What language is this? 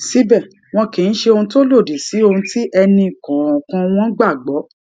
Yoruba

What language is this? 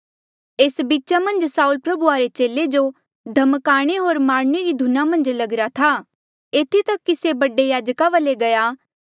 Mandeali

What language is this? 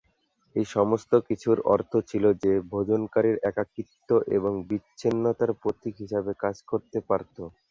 Bangla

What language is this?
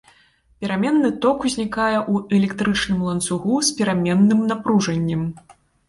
Belarusian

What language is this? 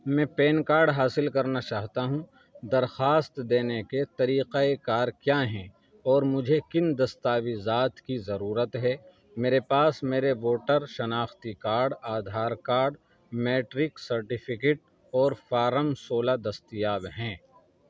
Urdu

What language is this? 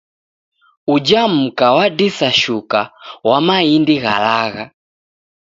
Taita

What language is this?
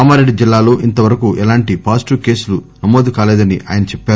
Telugu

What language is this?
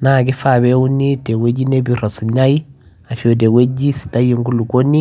Masai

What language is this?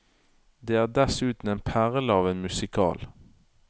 Norwegian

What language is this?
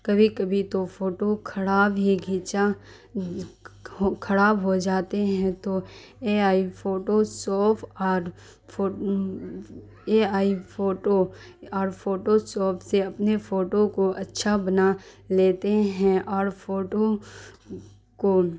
Urdu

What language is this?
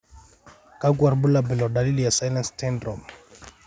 Masai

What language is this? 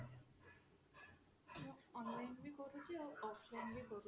Odia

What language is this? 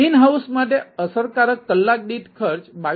Gujarati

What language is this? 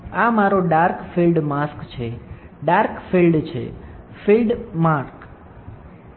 Gujarati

